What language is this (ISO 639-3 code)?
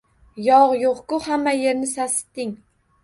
uzb